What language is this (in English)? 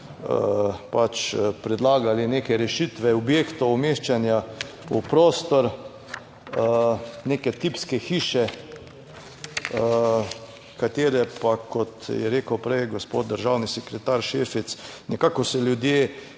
Slovenian